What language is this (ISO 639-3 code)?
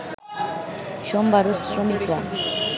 ben